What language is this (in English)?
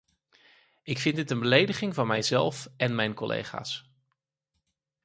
Dutch